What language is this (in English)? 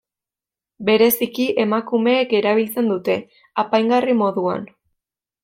Basque